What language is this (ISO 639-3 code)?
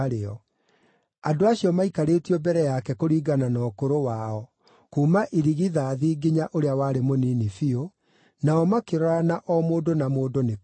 kik